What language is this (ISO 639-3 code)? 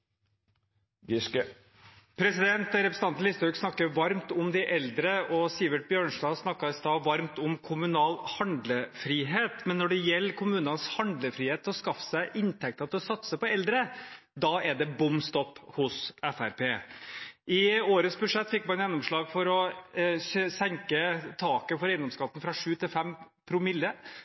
nor